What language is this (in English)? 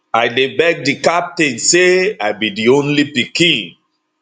Nigerian Pidgin